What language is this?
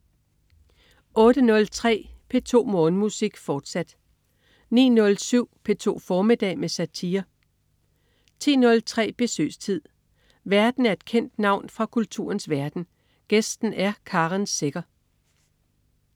Danish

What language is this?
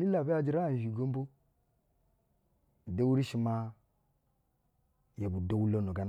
Basa (Nigeria)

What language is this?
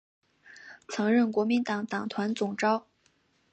Chinese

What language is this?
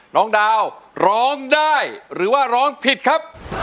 Thai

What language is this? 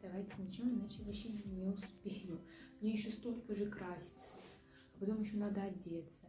Russian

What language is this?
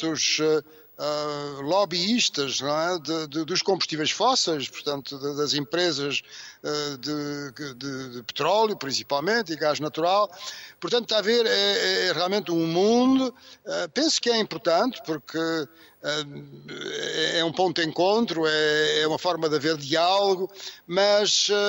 Portuguese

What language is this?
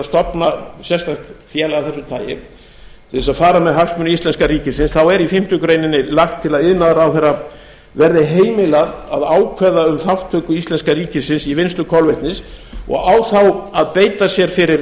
Icelandic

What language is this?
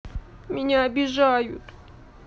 Russian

